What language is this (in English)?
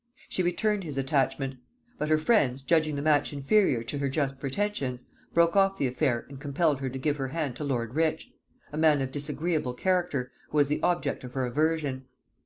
English